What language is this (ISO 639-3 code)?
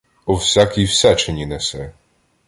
ukr